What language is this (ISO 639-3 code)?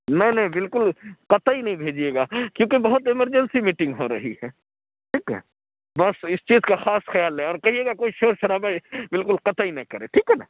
urd